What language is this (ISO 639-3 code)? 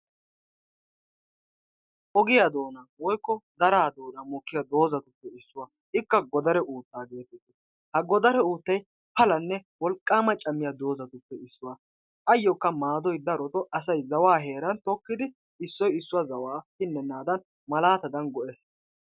wal